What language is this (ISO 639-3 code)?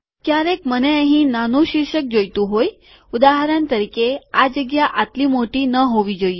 guj